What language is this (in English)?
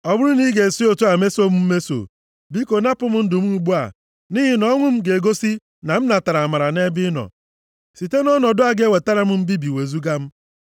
Igbo